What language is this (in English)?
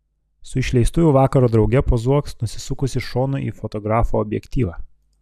Lithuanian